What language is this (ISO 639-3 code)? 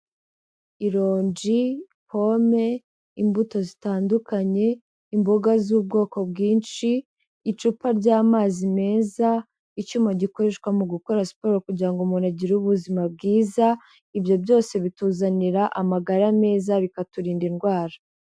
kin